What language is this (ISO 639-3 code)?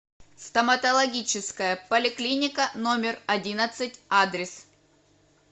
rus